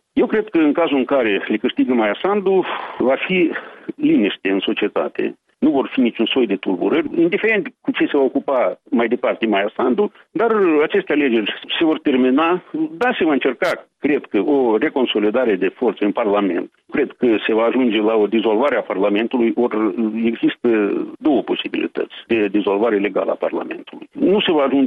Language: Romanian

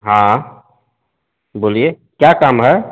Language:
Hindi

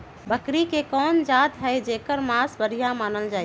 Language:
Magahi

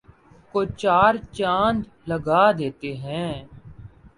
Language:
Urdu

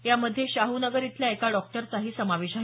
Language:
Marathi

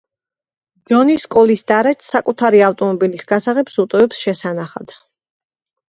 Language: Georgian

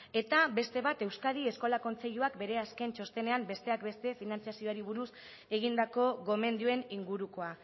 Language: Basque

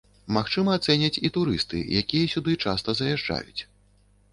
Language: Belarusian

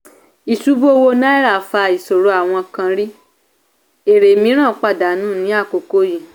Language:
Yoruba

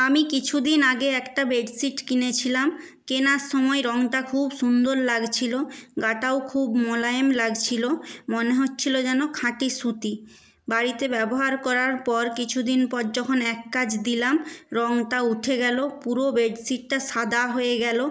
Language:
Bangla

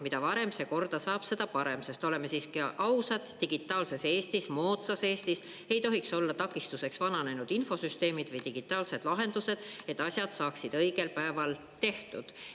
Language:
Estonian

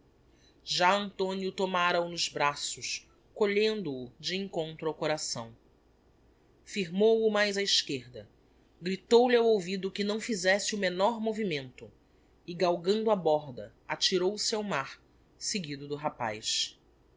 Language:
Portuguese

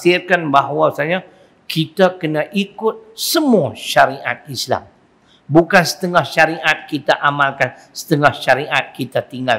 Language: Malay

